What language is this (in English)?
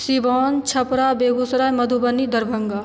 Maithili